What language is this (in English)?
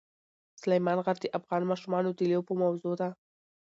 Pashto